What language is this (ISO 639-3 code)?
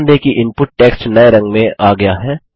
hin